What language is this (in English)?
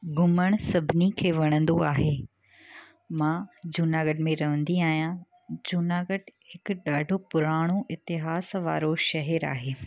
Sindhi